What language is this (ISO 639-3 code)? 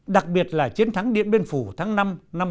vie